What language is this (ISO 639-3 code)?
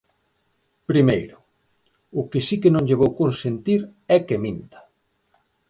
glg